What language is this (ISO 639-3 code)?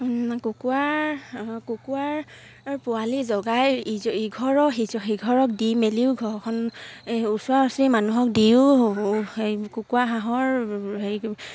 asm